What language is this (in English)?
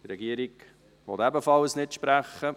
Swiss German